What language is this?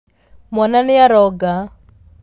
Kikuyu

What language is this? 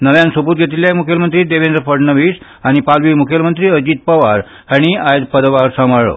Konkani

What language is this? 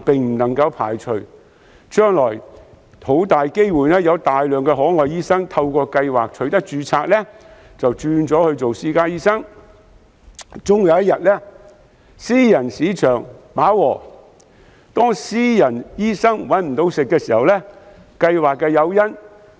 Cantonese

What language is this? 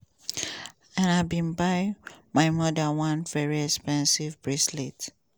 Nigerian Pidgin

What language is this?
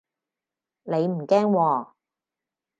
Cantonese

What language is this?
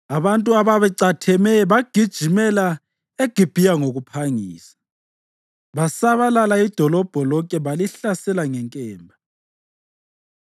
North Ndebele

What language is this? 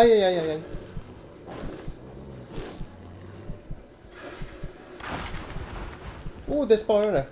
Swedish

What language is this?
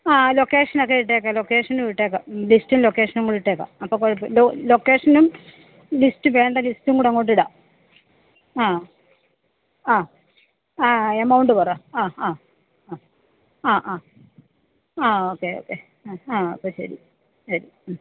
Malayalam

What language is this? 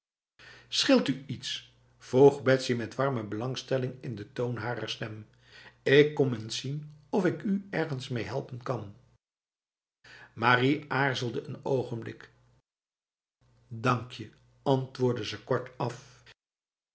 Dutch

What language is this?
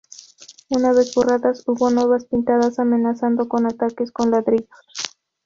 Spanish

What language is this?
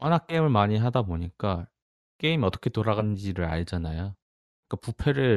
Korean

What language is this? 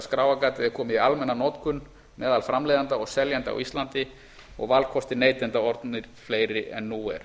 Icelandic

